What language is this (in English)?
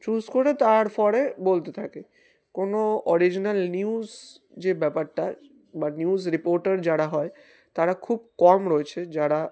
Bangla